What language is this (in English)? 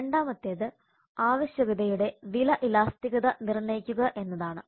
Malayalam